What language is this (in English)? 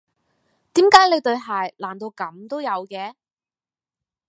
Cantonese